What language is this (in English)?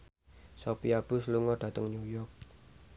Javanese